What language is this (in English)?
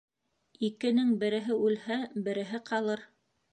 Bashkir